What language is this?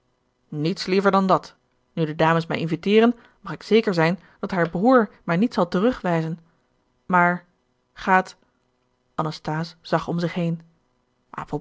Dutch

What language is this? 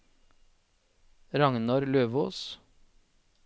Norwegian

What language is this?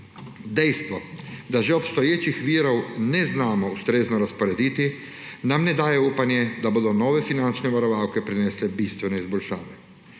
Slovenian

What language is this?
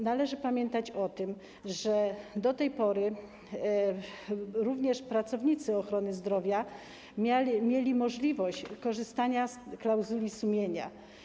Polish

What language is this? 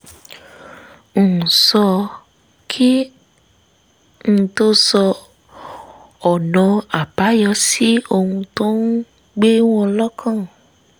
Yoruba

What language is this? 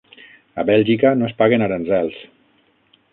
Catalan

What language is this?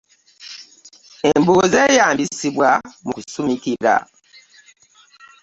Ganda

